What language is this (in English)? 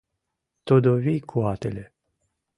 Mari